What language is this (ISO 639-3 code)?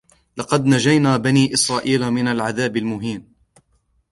ara